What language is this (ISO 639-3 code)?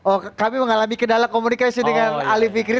ind